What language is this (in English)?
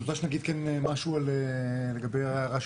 Hebrew